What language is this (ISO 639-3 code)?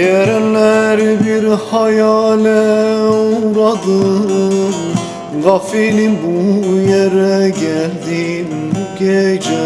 tur